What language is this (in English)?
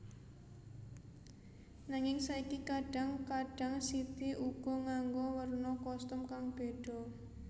Javanese